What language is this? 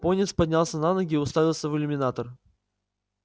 Russian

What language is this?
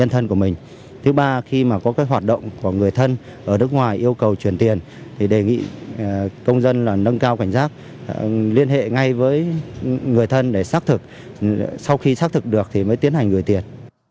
Vietnamese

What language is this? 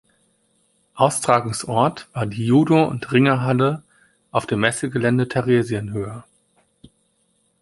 German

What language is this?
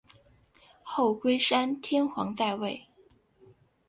Chinese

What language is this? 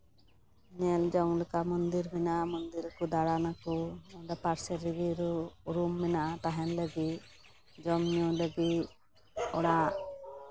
Santali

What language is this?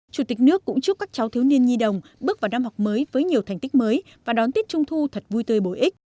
Vietnamese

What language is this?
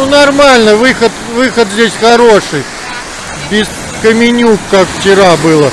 Russian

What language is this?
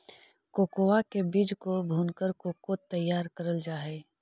Magahi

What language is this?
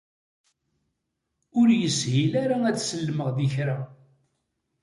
Kabyle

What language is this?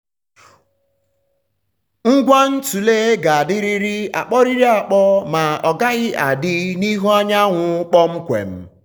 Igbo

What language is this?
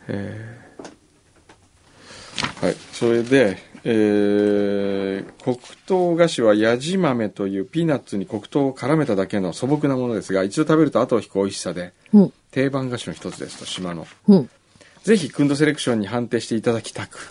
Japanese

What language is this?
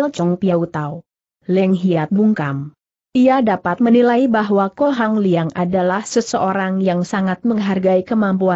Indonesian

